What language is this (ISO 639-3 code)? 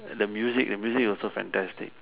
eng